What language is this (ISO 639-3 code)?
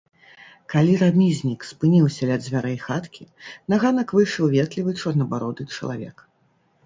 bel